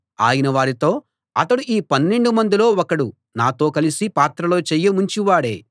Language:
Telugu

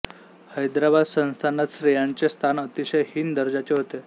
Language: Marathi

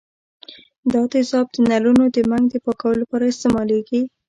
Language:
Pashto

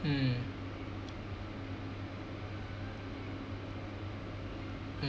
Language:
English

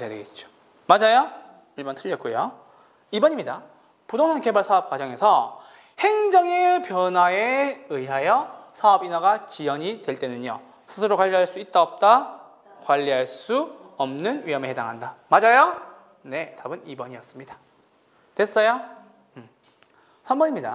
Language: Korean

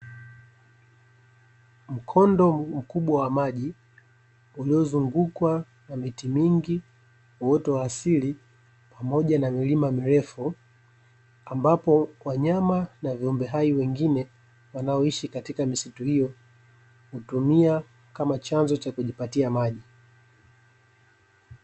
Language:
Swahili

